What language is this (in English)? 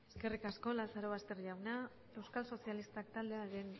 Basque